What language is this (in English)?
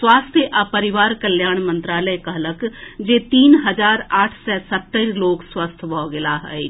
Maithili